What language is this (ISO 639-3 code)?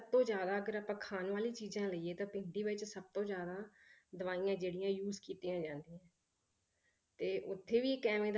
pan